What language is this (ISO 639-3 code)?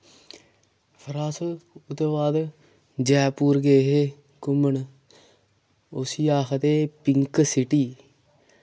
doi